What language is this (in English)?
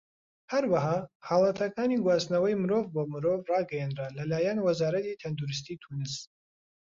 Central Kurdish